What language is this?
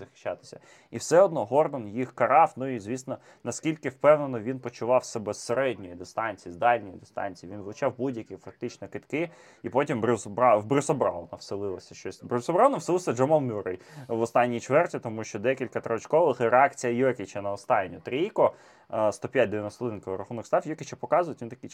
Ukrainian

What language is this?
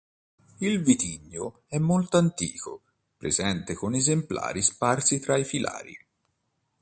Italian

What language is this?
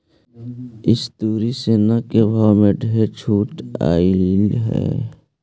Magahi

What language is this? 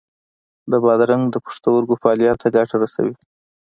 Pashto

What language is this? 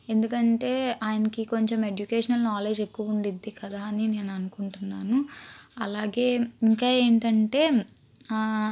Telugu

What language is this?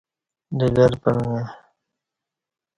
Kati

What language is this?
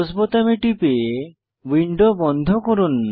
Bangla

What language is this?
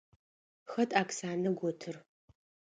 Adyghe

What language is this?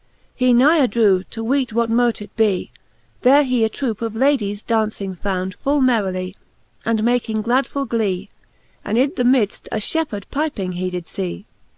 English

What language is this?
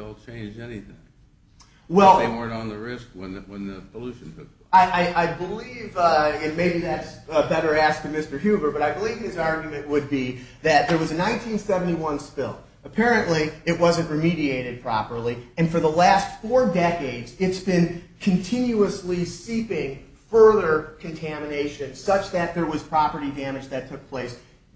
English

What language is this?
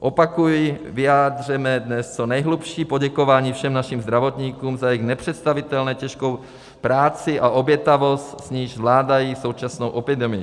Czech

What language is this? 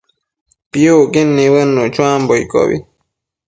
Matsés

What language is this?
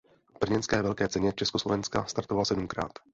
Czech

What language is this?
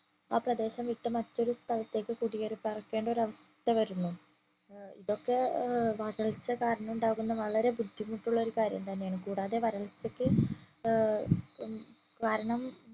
Malayalam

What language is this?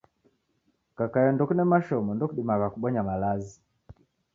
Taita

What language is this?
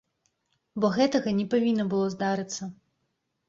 Belarusian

